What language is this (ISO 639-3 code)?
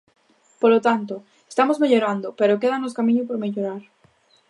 glg